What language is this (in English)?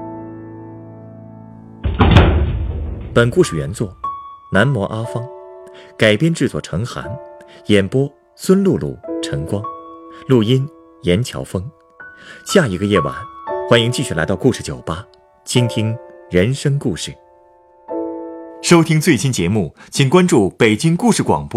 Chinese